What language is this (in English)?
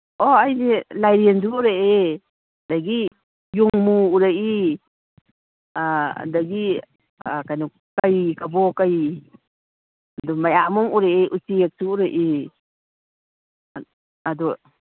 Manipuri